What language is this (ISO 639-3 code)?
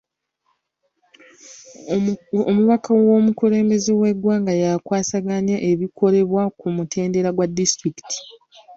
lug